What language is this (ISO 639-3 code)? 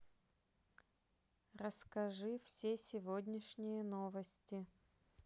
rus